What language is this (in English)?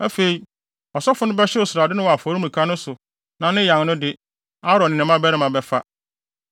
Akan